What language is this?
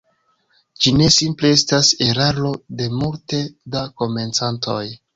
Esperanto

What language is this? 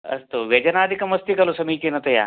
Sanskrit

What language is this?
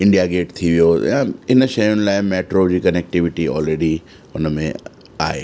Sindhi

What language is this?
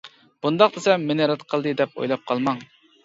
Uyghur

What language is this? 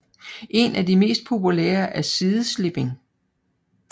Danish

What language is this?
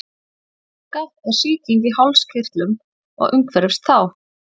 Icelandic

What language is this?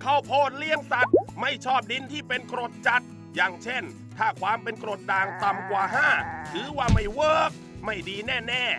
Thai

